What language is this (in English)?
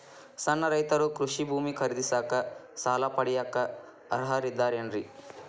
Kannada